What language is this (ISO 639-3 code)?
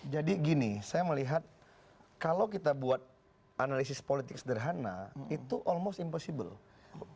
ind